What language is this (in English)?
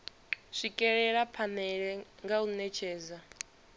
Venda